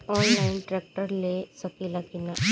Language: Bhojpuri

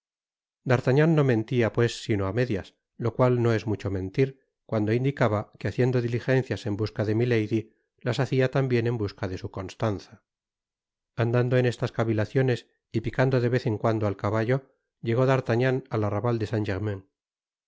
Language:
Spanish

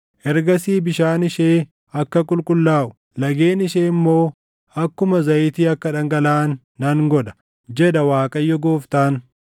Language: Oromo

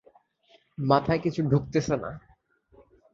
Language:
Bangla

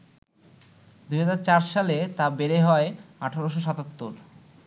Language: Bangla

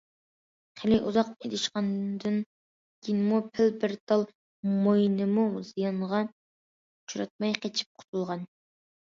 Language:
Uyghur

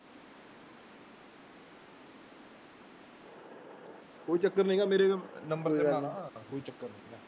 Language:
Punjabi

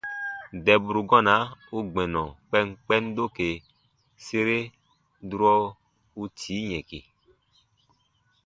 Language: Baatonum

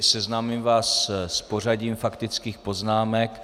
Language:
Czech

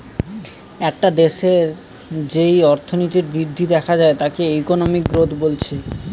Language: Bangla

